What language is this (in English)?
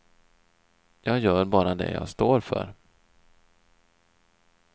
Swedish